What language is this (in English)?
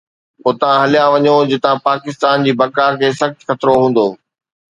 Sindhi